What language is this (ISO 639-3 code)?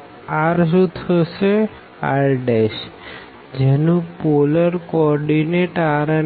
guj